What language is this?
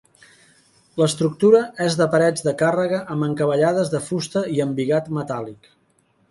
Catalan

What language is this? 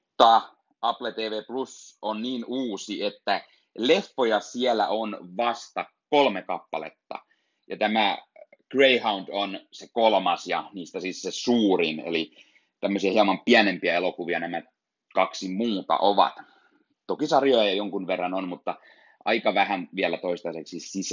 Finnish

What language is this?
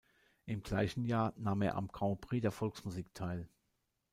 German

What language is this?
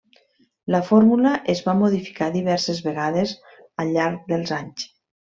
Catalan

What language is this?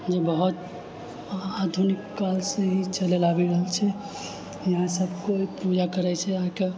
Maithili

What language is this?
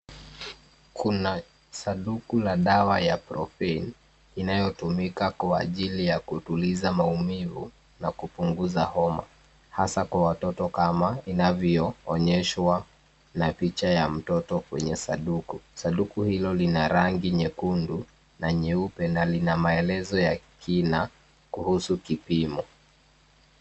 Swahili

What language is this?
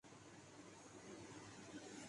Urdu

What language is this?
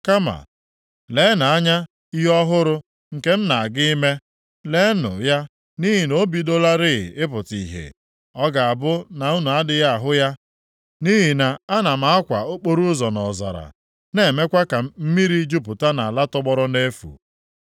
Igbo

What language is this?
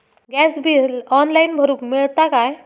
Marathi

